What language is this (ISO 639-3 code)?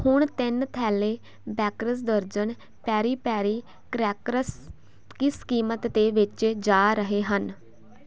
pan